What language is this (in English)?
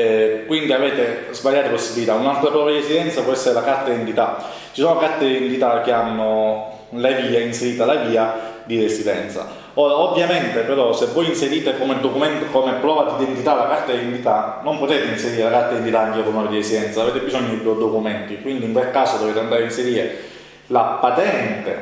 Italian